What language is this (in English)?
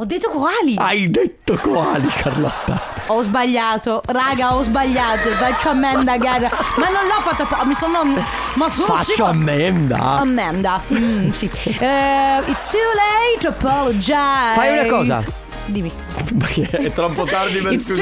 Italian